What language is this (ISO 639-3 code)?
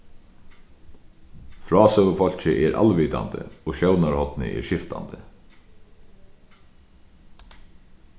fao